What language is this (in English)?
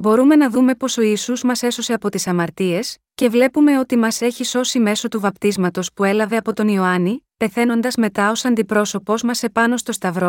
Greek